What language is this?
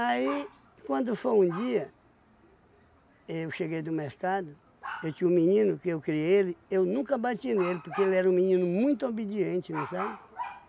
Portuguese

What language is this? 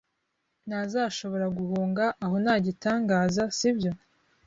Kinyarwanda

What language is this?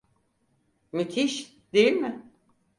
Turkish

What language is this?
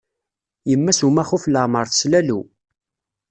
Kabyle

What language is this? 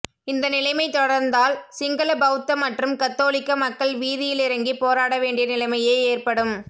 Tamil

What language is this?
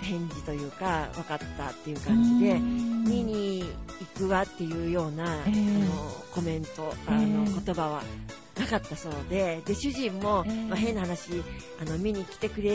Japanese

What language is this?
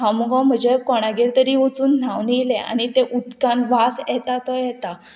Konkani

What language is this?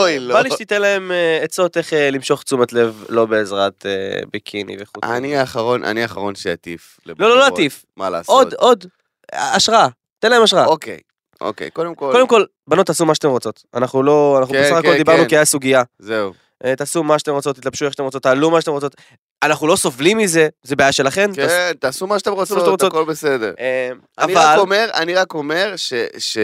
Hebrew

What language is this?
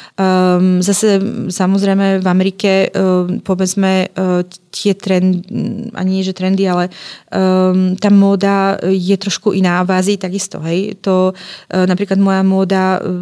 Czech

